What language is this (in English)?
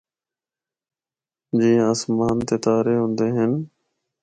Northern Hindko